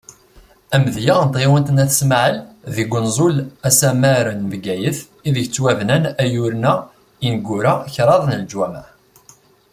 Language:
Kabyle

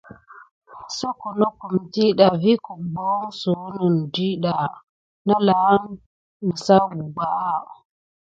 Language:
Gidar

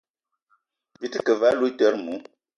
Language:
Eton (Cameroon)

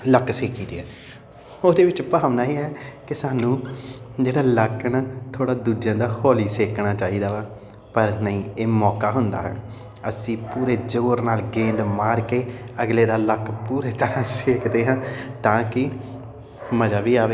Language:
Punjabi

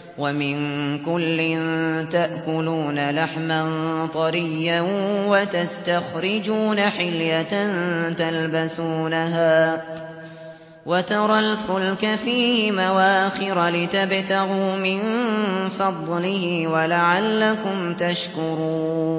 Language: Arabic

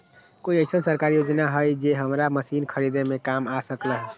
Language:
Magahi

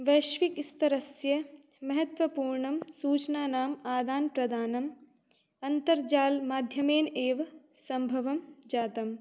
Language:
Sanskrit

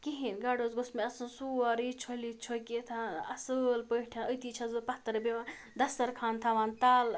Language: Kashmiri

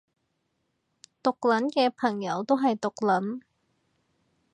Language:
Cantonese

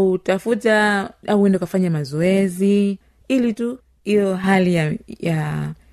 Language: Swahili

